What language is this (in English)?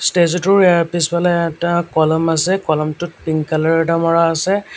Assamese